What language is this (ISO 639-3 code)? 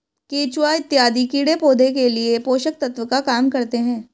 hin